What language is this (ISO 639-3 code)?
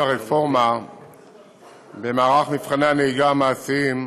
heb